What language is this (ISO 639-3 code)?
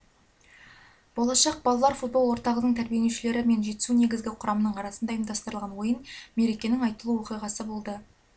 kaz